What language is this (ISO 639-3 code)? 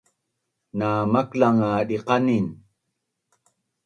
bnn